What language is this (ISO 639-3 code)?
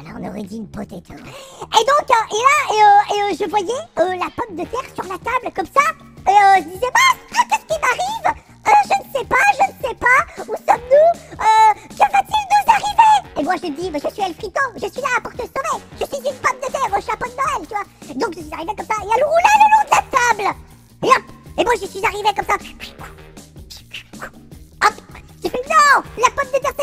fra